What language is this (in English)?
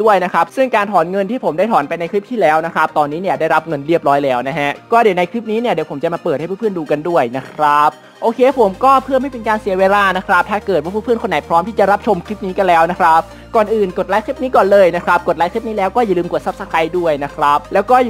Thai